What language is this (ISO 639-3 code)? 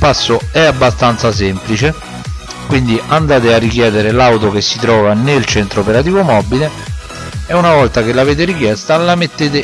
ita